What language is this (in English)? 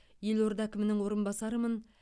Kazakh